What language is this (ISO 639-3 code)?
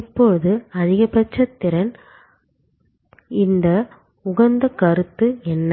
tam